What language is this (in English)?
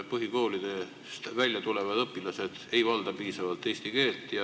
Estonian